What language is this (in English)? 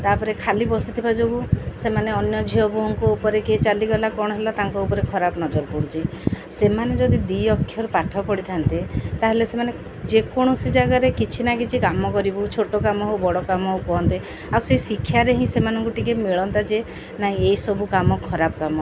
Odia